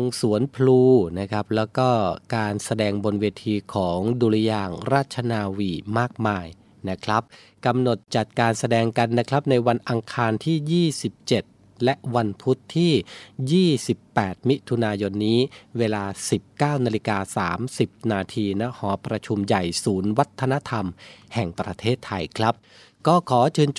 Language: Thai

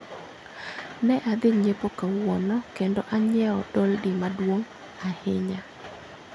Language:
Luo (Kenya and Tanzania)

